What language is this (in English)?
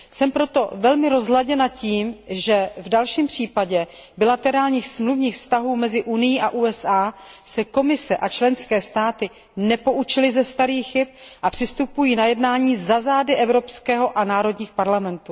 Czech